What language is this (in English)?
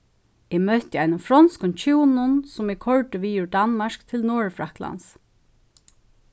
Faroese